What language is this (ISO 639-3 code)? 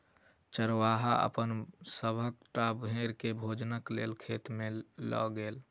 mai